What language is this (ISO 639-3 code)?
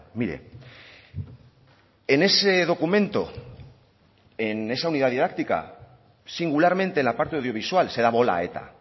spa